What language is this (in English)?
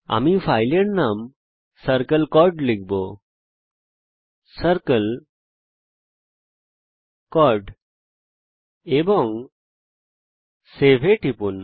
Bangla